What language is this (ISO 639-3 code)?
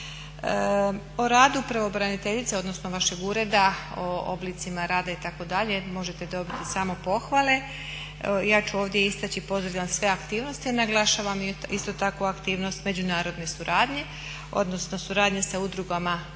hrv